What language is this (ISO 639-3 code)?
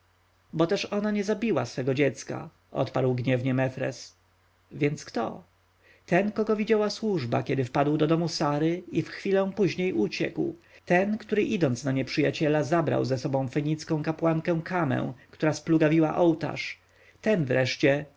pol